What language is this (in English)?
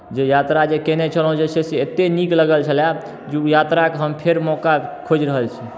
Maithili